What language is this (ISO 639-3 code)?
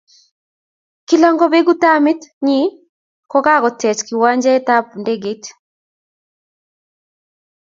kln